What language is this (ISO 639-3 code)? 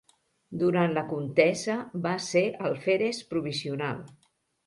cat